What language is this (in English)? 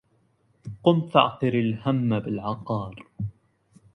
Arabic